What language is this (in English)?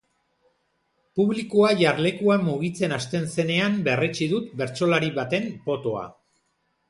Basque